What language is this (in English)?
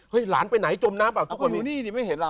Thai